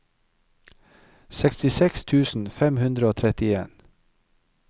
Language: Norwegian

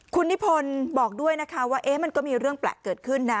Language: Thai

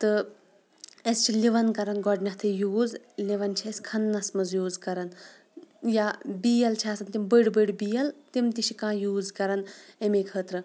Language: Kashmiri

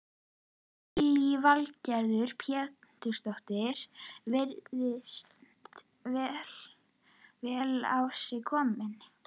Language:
Icelandic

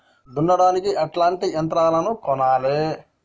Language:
Telugu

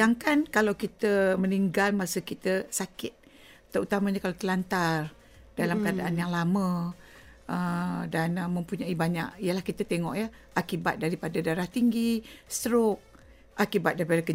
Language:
Malay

